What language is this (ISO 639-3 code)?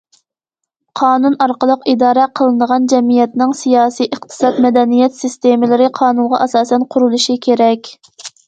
uig